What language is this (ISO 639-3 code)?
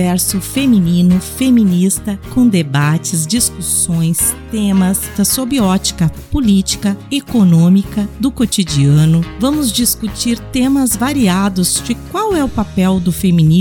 por